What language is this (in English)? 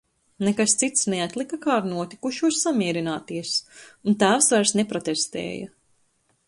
Latvian